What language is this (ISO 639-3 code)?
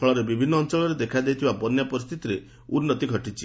ori